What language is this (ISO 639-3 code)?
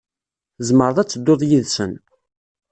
kab